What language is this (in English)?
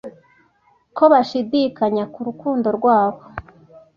Kinyarwanda